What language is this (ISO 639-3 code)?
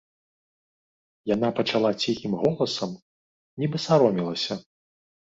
bel